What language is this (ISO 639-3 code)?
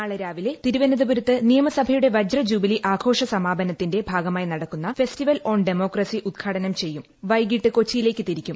mal